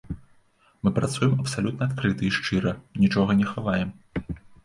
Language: Belarusian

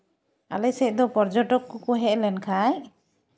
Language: Santali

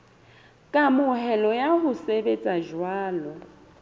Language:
Southern Sotho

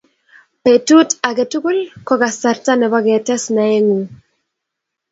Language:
Kalenjin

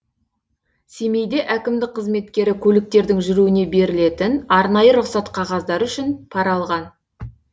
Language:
Kazakh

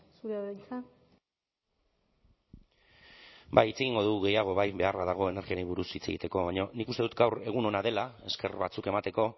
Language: Basque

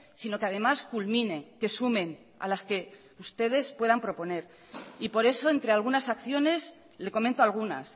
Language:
Spanish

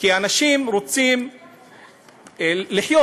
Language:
Hebrew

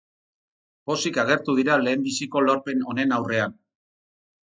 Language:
Basque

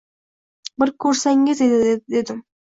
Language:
Uzbek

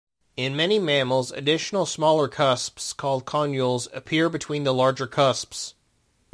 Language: English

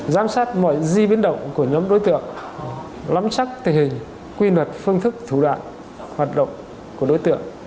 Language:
Vietnamese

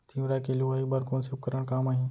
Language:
Chhattisgarhi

